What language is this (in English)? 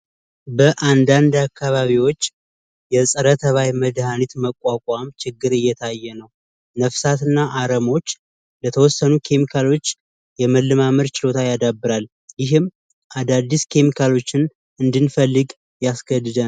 Amharic